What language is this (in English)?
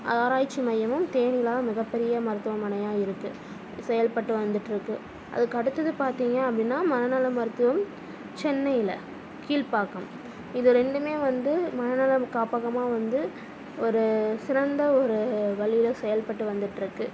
Tamil